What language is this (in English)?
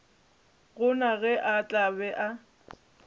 Northern Sotho